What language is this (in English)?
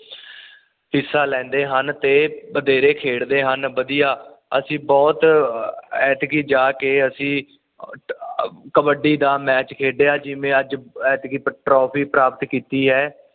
Punjabi